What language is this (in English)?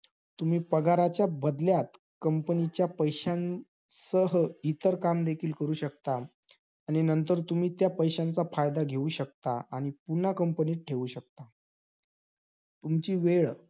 Marathi